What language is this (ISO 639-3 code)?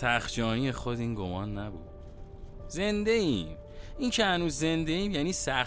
fas